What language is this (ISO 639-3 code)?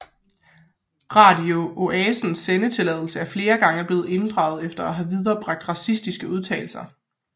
dan